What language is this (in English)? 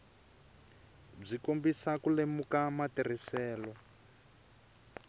Tsonga